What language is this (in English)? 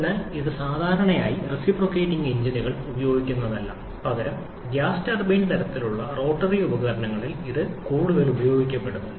Malayalam